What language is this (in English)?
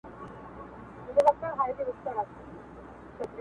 Pashto